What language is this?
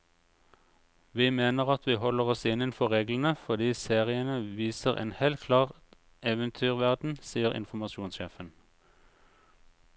Norwegian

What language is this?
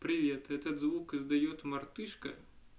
Russian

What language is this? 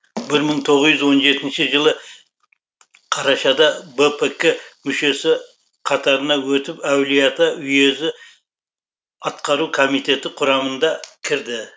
Kazakh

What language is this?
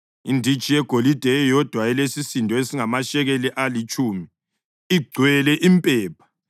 North Ndebele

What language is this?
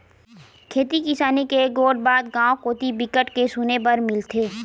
Chhattisgarhi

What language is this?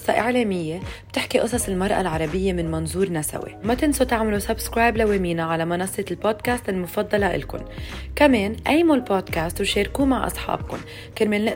Arabic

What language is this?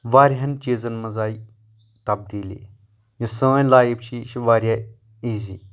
Kashmiri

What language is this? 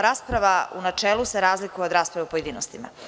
Serbian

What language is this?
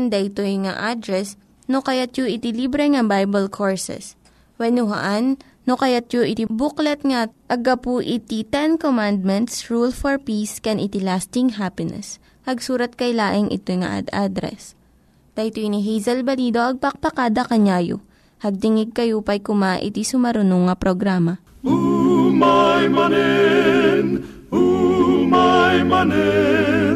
Filipino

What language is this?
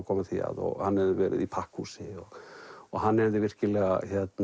Icelandic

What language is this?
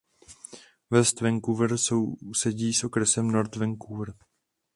Czech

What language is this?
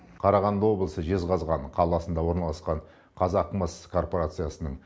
Kazakh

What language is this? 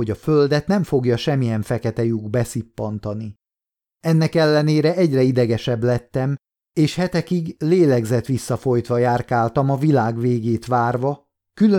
Hungarian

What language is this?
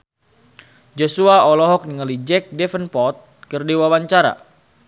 Sundanese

